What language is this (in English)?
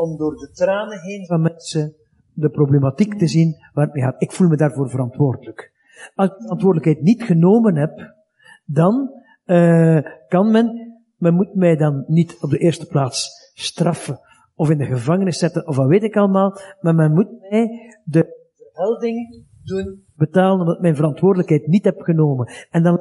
Dutch